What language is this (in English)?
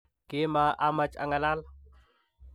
Kalenjin